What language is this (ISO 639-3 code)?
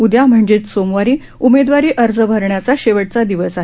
mar